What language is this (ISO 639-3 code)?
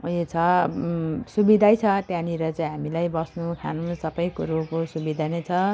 nep